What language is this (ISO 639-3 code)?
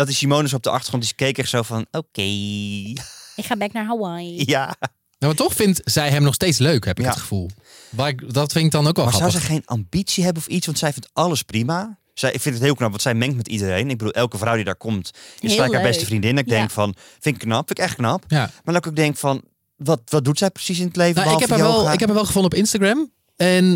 nld